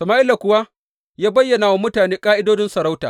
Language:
Hausa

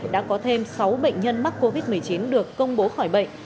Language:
Vietnamese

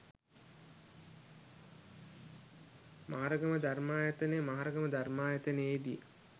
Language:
Sinhala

